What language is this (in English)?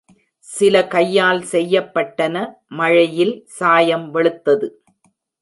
Tamil